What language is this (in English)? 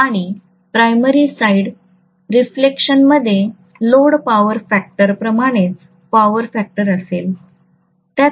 Marathi